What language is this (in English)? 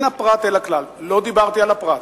Hebrew